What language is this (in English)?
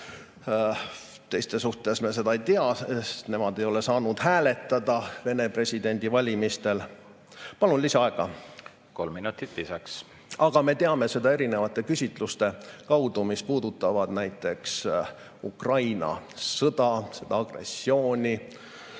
Estonian